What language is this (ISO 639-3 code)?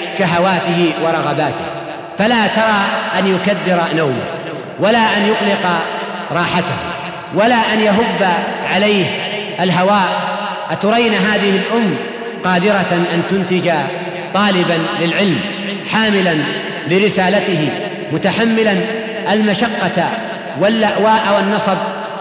ara